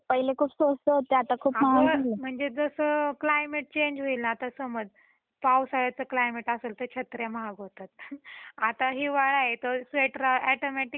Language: Marathi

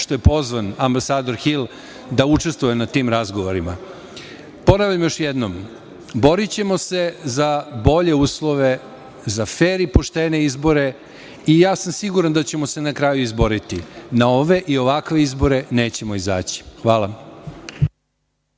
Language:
Serbian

